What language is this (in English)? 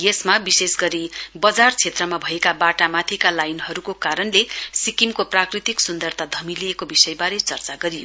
Nepali